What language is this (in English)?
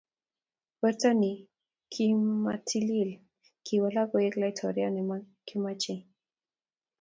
Kalenjin